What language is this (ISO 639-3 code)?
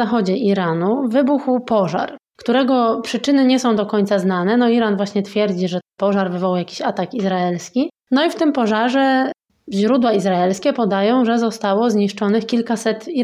pol